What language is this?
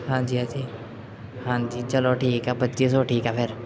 Punjabi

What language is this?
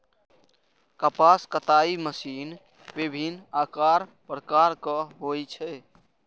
Maithili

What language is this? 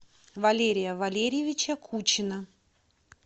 Russian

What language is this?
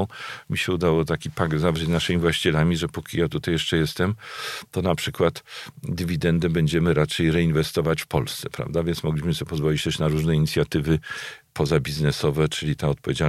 Polish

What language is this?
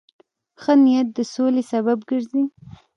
Pashto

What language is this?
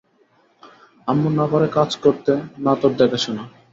Bangla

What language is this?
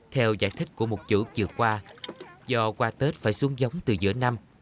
Vietnamese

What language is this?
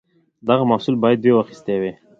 Pashto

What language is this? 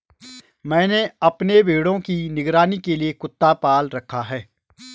Hindi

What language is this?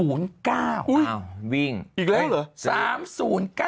Thai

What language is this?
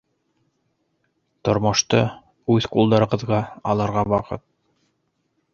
Bashkir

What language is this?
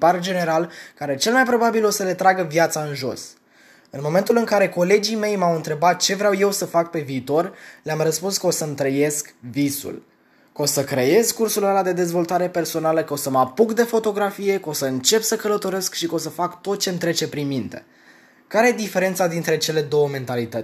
Romanian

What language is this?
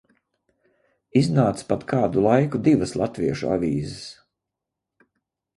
Latvian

